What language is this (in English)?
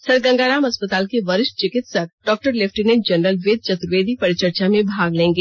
Hindi